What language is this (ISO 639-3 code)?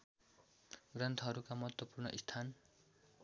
nep